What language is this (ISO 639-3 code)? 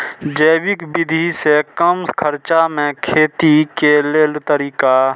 mai